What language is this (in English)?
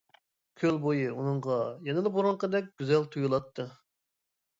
Uyghur